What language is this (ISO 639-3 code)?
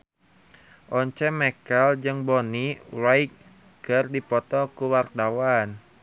sun